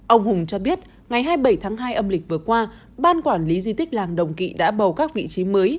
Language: Vietnamese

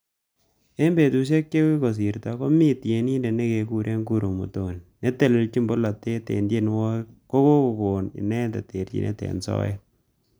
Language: Kalenjin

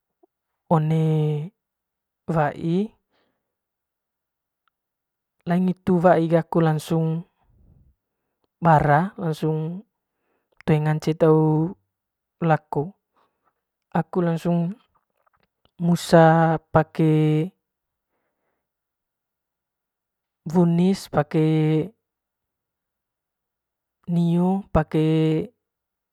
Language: Manggarai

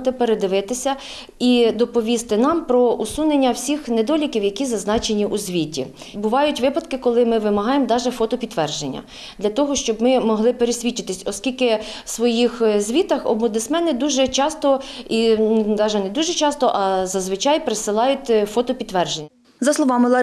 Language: Ukrainian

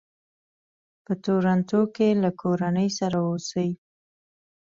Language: Pashto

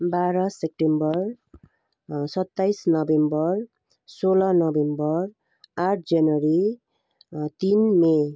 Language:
Nepali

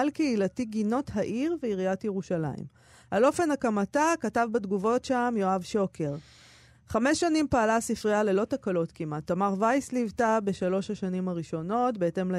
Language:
Hebrew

